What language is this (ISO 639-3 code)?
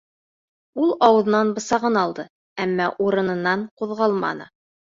bak